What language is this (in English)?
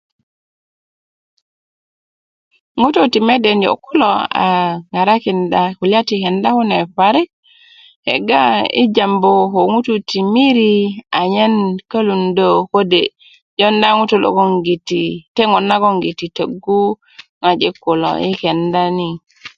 Kuku